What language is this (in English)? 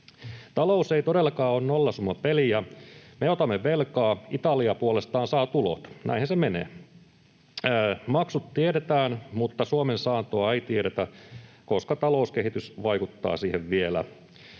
Finnish